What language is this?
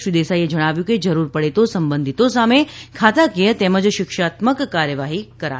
Gujarati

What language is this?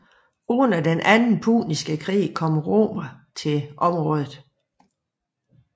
Danish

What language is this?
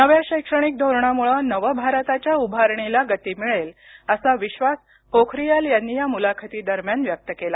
Marathi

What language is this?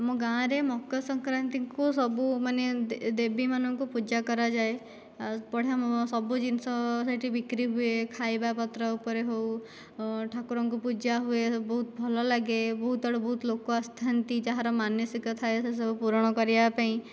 Odia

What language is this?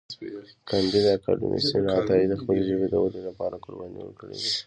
Pashto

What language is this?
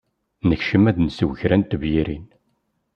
Kabyle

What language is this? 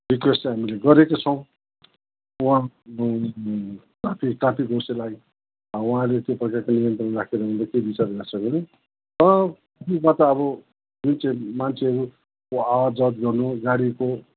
Nepali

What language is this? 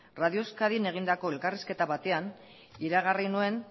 Basque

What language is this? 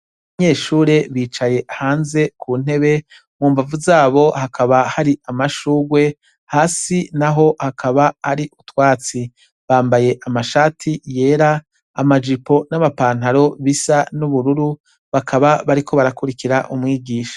Rundi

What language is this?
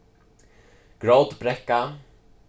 Faroese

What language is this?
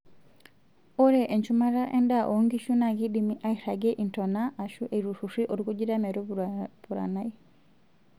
Masai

